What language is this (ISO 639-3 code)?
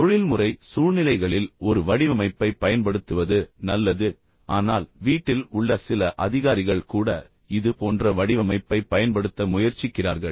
tam